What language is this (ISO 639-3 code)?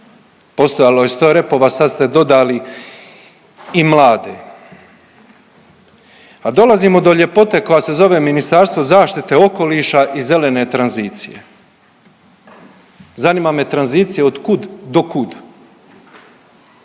hrv